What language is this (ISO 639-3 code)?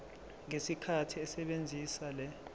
zul